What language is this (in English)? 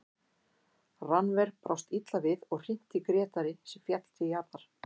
Icelandic